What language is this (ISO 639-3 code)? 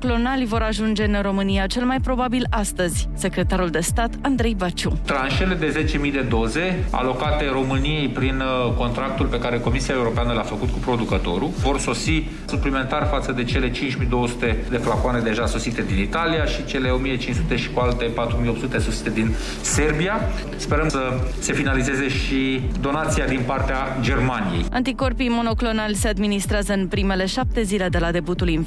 ron